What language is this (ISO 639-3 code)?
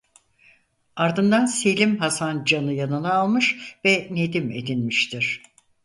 tur